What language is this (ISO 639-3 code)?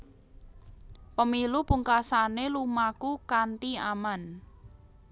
jav